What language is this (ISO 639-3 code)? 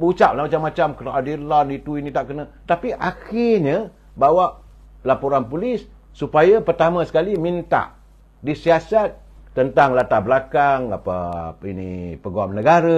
msa